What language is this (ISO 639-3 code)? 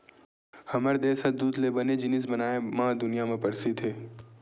hne